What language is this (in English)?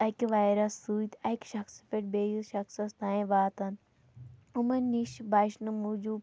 Kashmiri